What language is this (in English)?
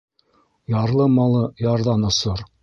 Bashkir